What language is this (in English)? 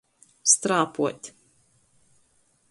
Latgalian